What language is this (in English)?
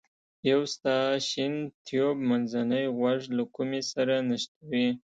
Pashto